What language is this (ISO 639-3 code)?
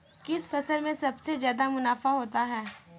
hin